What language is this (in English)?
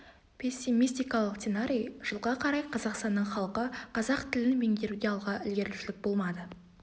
Kazakh